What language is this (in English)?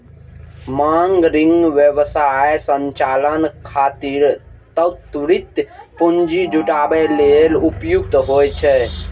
Maithili